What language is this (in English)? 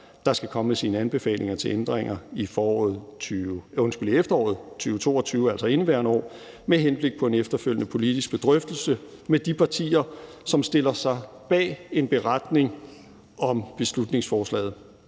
Danish